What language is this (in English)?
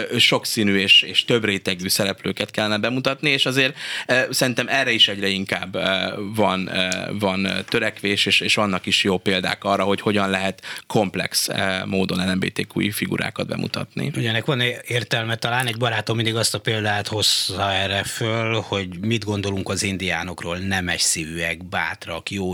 Hungarian